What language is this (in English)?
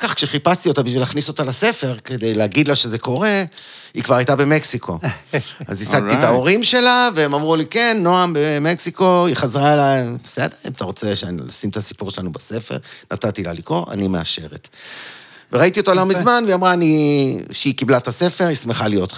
Hebrew